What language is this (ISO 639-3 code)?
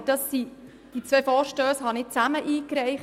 gsw